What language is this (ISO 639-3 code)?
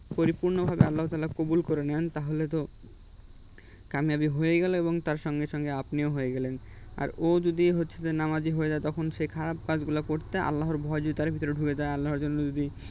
ben